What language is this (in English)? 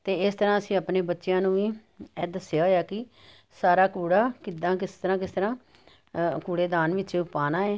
Punjabi